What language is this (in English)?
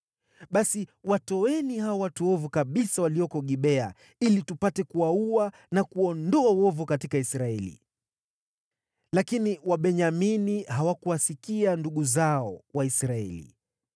Swahili